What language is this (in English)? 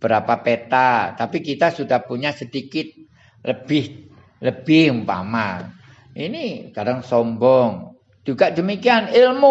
Indonesian